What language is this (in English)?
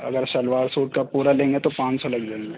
Urdu